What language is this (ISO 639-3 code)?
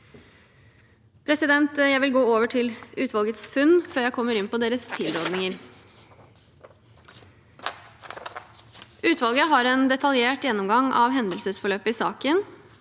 nor